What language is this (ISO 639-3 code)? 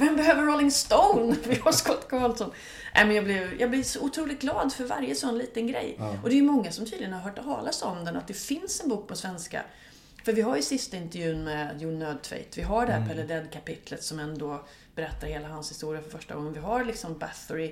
swe